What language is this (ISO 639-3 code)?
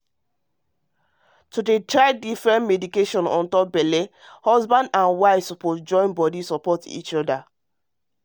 pcm